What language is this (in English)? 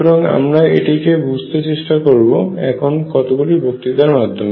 Bangla